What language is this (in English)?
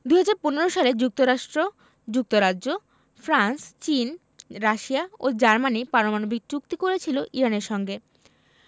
Bangla